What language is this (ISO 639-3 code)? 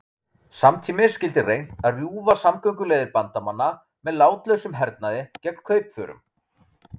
isl